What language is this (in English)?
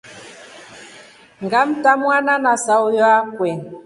Rombo